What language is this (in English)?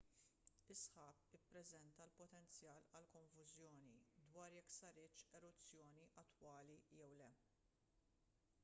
Maltese